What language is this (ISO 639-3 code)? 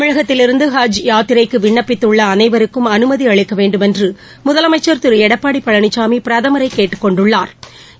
tam